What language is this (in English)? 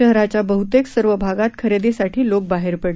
Marathi